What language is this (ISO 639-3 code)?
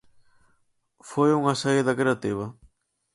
glg